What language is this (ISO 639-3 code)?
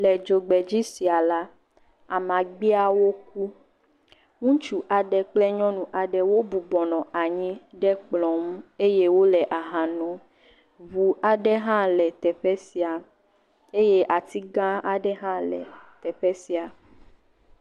ewe